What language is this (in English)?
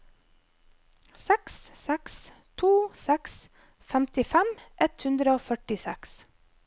Norwegian